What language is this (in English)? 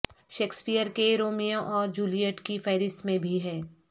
Urdu